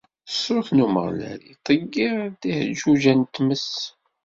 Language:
Kabyle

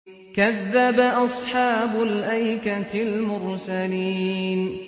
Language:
Arabic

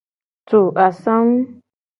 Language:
Gen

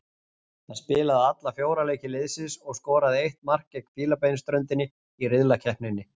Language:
Icelandic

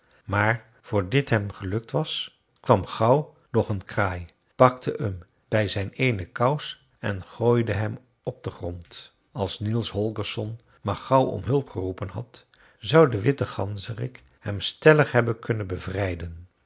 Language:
Dutch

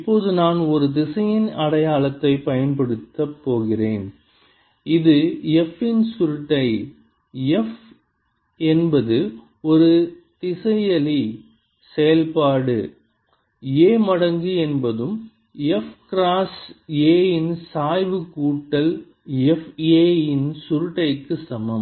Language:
Tamil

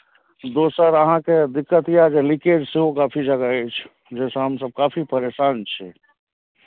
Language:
Maithili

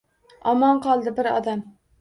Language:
Uzbek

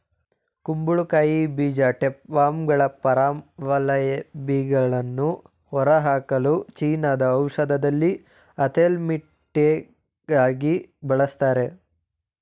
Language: Kannada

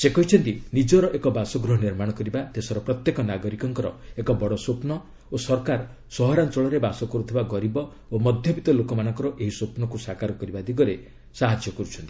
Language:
Odia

